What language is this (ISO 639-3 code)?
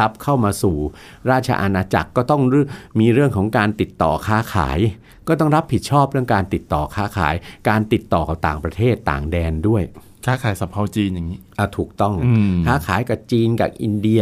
tha